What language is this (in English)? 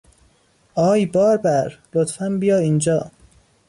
Persian